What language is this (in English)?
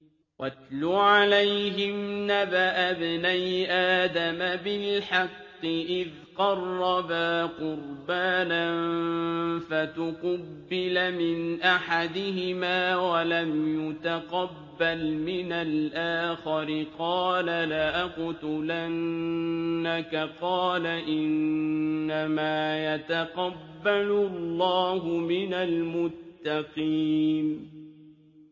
Arabic